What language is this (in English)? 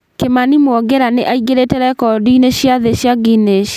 Kikuyu